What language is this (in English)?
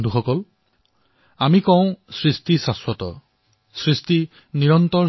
Assamese